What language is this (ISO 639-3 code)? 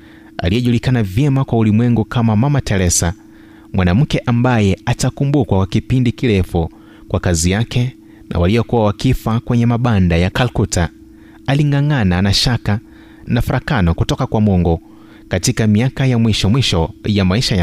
swa